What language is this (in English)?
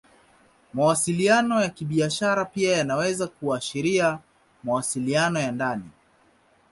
Swahili